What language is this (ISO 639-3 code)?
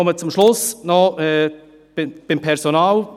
gsw